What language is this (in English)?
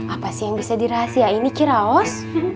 Indonesian